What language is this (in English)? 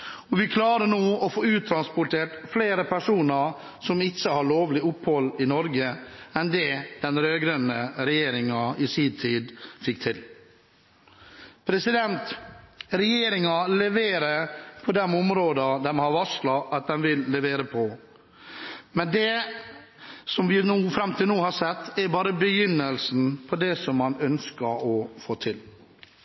Norwegian Bokmål